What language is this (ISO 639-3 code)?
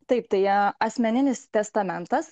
lit